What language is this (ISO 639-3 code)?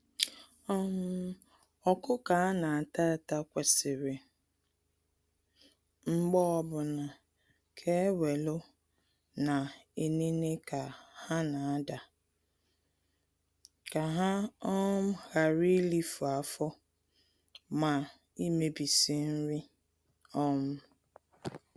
ibo